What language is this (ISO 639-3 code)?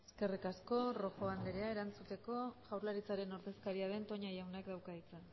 eus